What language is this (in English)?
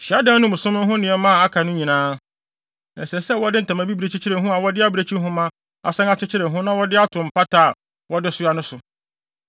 Akan